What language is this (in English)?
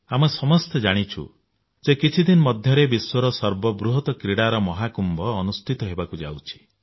Odia